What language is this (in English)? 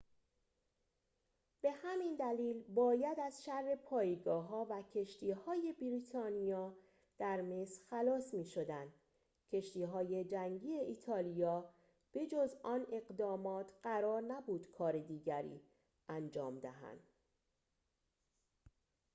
Persian